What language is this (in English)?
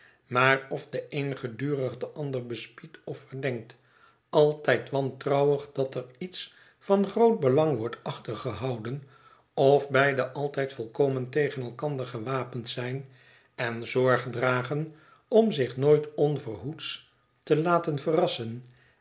Dutch